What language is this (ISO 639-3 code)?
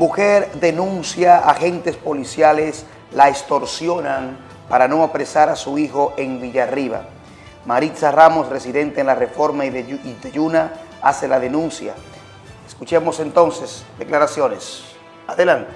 spa